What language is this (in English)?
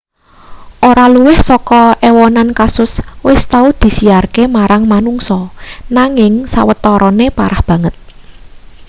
Javanese